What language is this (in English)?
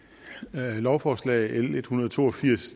Danish